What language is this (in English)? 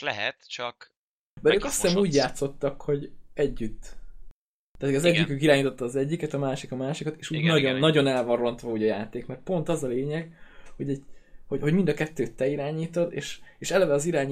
Hungarian